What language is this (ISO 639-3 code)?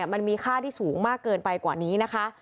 tha